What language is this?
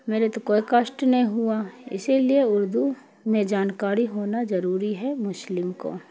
Urdu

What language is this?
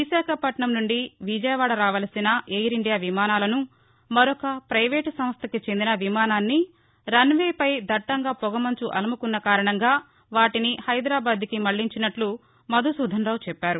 Telugu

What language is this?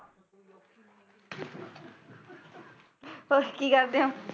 Punjabi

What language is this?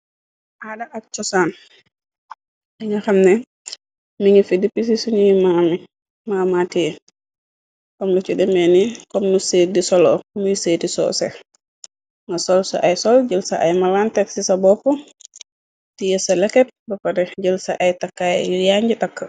Wolof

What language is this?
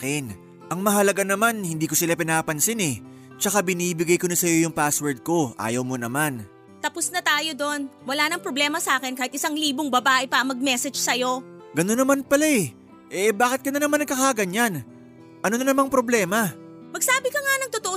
Filipino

